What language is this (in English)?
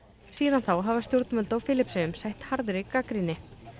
Icelandic